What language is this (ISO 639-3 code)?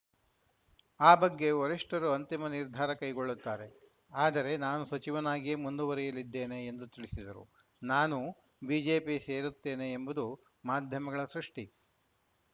kan